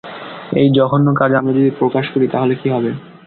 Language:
Bangla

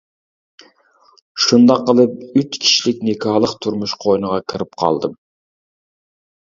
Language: Uyghur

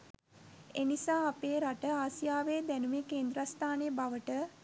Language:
Sinhala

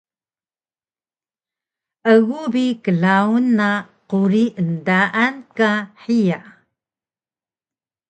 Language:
Taroko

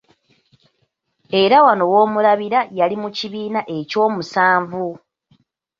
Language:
Ganda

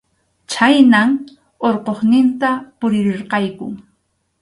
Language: Arequipa-La Unión Quechua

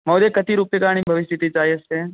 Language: Sanskrit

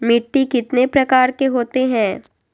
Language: Magahi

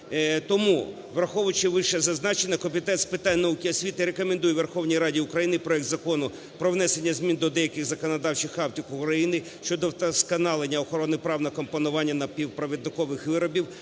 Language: Ukrainian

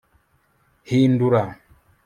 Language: Kinyarwanda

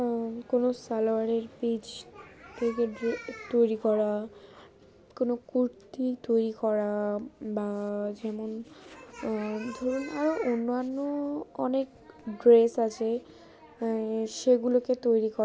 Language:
Bangla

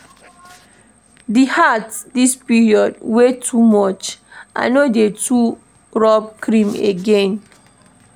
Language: Nigerian Pidgin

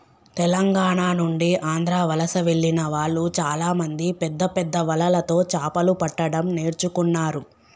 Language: Telugu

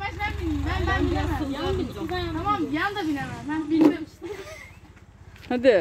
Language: Turkish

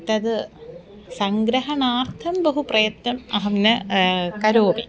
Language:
Sanskrit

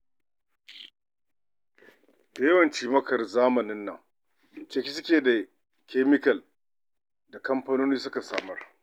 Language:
Hausa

